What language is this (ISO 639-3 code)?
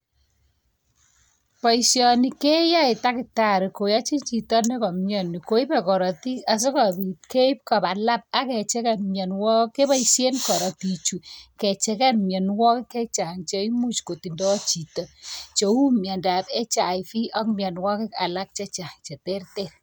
kln